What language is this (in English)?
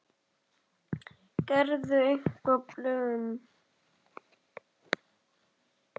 Icelandic